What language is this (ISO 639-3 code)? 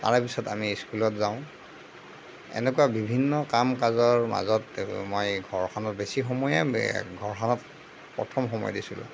asm